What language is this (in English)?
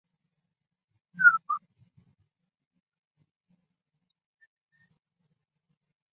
Chinese